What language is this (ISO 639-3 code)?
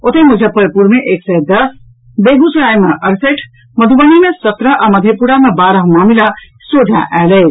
mai